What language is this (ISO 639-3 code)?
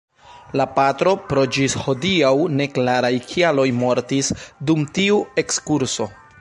epo